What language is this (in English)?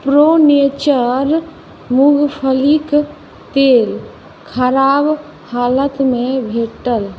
Maithili